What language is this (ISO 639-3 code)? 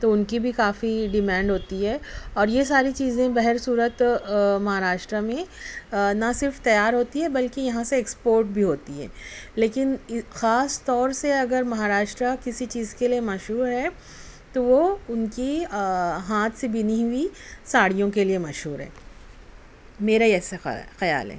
urd